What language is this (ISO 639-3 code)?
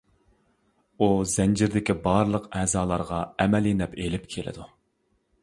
uig